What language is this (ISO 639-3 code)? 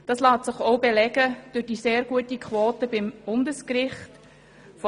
gsw